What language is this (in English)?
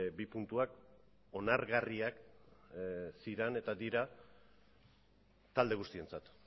Basque